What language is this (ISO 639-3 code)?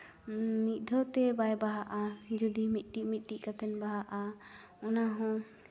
sat